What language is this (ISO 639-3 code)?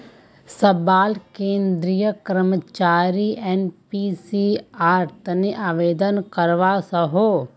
mag